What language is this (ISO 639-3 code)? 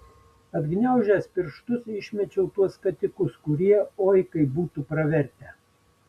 lit